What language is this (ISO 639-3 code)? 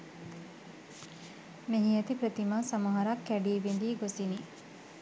sin